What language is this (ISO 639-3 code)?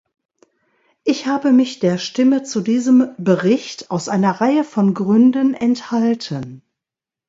deu